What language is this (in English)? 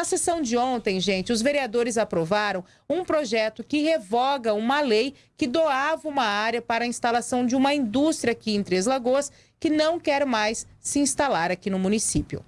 Portuguese